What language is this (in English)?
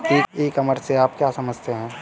Hindi